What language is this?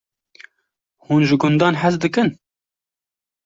Kurdish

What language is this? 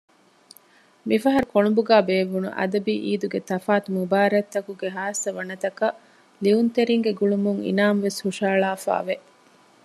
Divehi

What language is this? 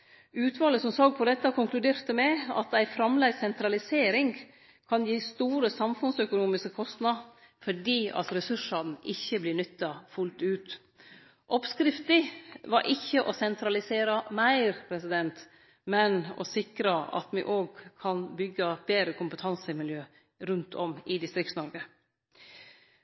Norwegian Nynorsk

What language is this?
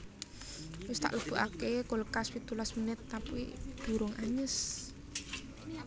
Javanese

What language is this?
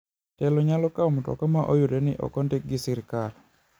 Luo (Kenya and Tanzania)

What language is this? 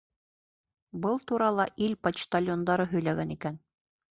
Bashkir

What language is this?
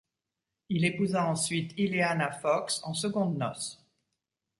French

